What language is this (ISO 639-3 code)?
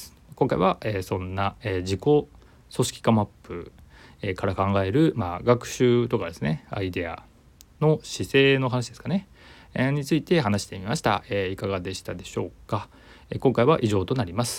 jpn